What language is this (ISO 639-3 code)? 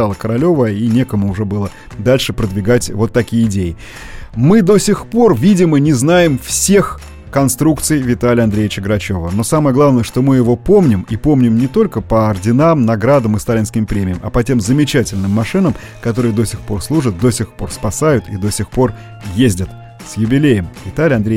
rus